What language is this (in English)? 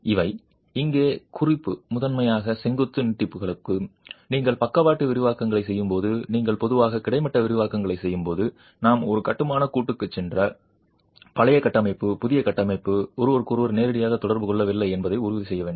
Tamil